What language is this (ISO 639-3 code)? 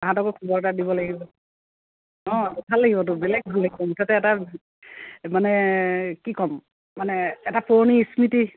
asm